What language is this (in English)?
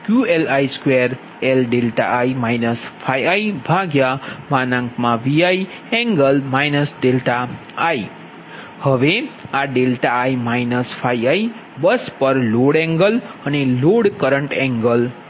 Gujarati